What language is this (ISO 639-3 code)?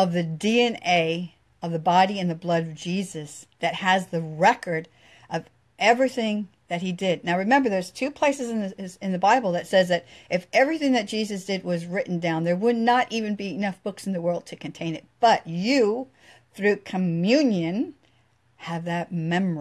eng